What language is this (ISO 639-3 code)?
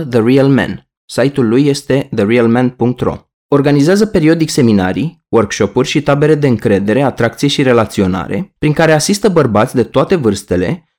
ron